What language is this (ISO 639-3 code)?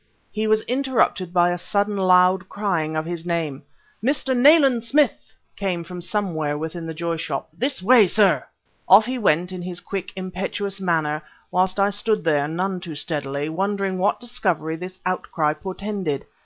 eng